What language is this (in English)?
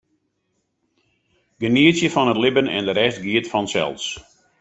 Western Frisian